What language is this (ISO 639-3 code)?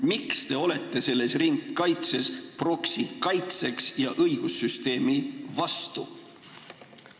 est